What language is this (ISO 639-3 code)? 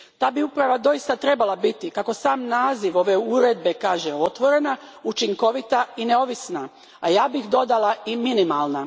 hrv